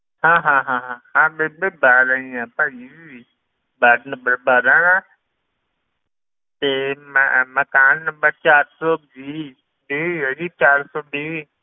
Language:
Punjabi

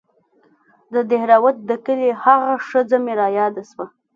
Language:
Pashto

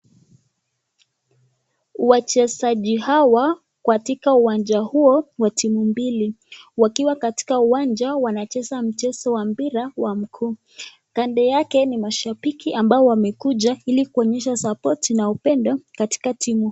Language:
Swahili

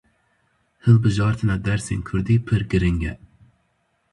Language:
Kurdish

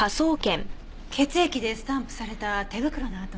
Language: Japanese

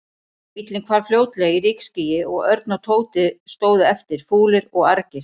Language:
Icelandic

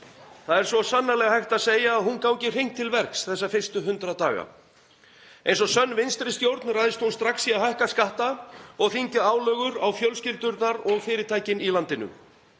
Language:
Icelandic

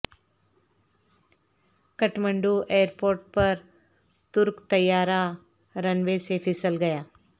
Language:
Urdu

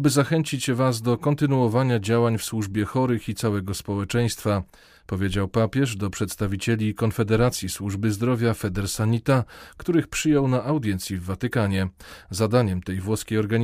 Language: Polish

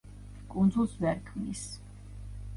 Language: Georgian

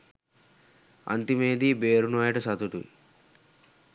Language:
Sinhala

